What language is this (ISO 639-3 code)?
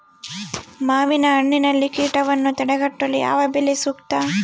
kan